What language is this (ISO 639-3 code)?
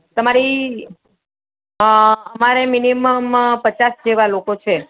guj